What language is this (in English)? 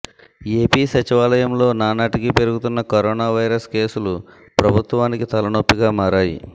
Telugu